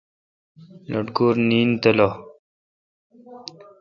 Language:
Kalkoti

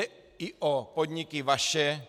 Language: Czech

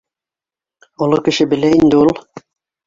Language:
Bashkir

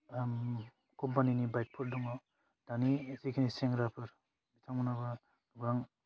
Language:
Bodo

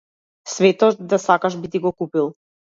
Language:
Macedonian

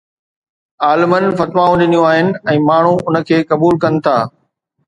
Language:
Sindhi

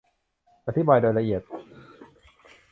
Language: Thai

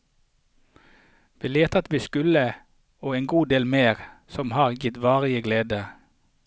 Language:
Norwegian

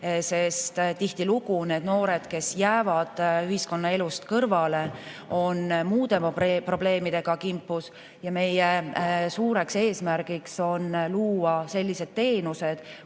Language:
Estonian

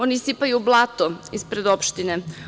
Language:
Serbian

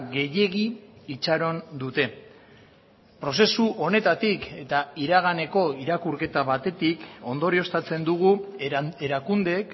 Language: Basque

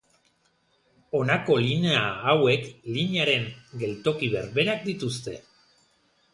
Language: Basque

